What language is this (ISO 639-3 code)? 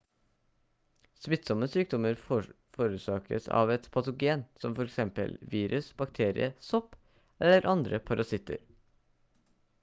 nob